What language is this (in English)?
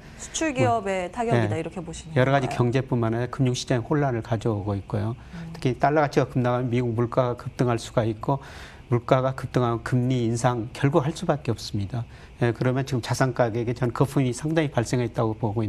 Korean